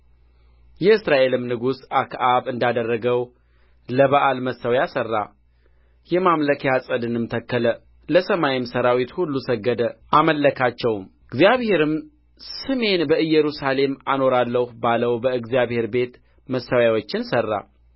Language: Amharic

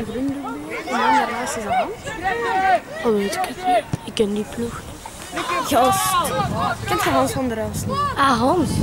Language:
Dutch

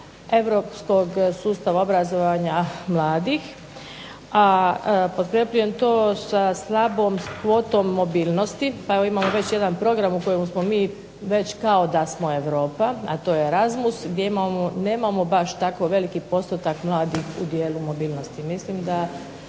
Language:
Croatian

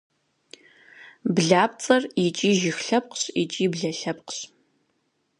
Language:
Kabardian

